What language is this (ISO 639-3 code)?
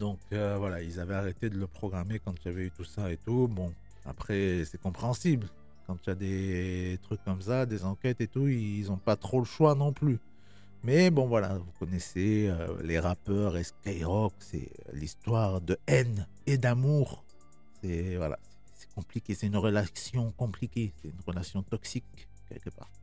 fra